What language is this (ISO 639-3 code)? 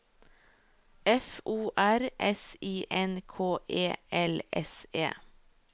nor